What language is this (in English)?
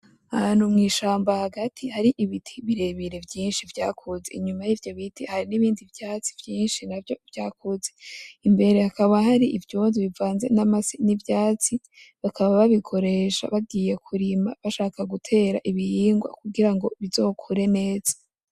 Rundi